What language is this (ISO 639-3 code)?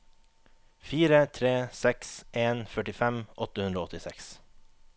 nor